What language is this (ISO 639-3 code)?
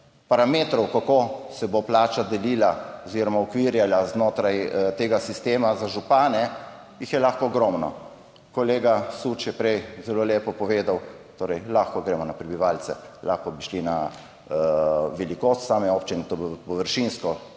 slv